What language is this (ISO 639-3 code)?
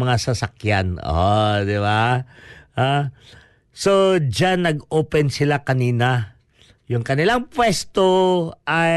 fil